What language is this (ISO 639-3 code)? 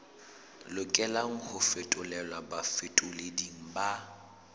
sot